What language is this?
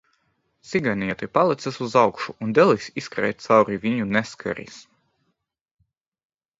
Latvian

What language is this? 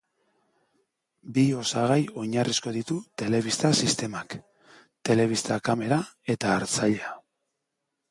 Basque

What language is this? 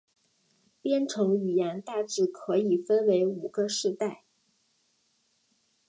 Chinese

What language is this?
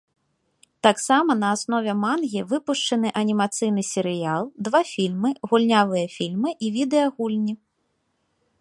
Belarusian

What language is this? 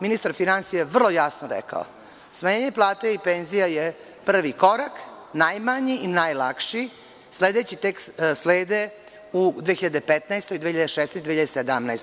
Serbian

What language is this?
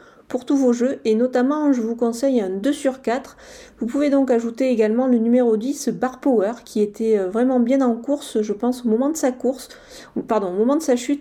French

